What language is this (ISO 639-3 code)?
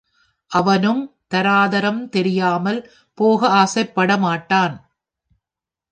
tam